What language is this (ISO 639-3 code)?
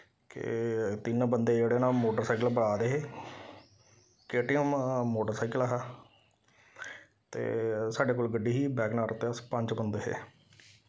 doi